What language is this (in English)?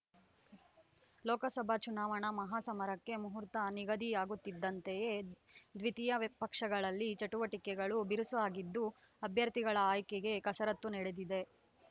Kannada